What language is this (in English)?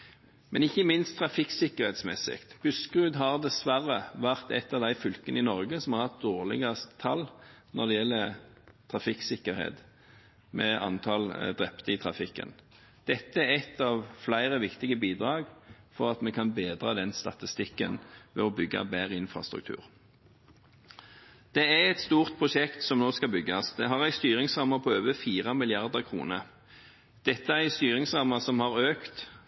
Norwegian Bokmål